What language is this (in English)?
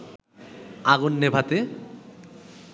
Bangla